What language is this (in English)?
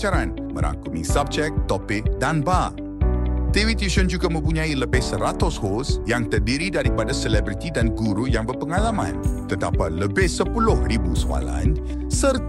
Malay